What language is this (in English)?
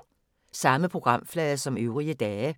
Danish